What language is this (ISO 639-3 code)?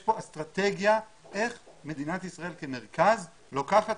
heb